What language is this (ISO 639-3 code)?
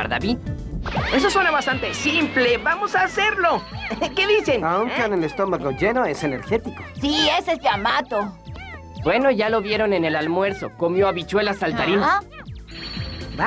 spa